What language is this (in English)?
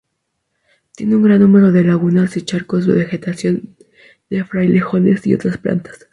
Spanish